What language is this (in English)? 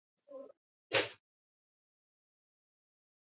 Swahili